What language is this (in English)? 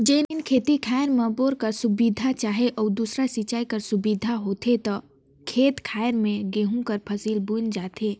Chhattisgarhi